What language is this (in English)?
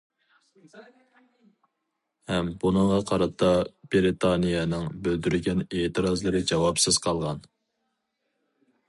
Uyghur